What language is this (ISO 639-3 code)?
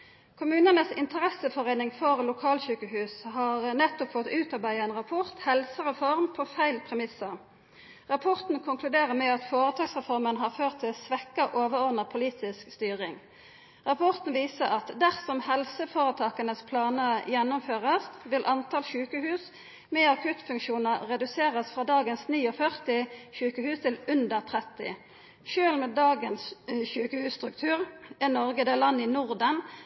nno